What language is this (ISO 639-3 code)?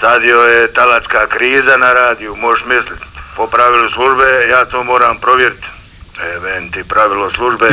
hrv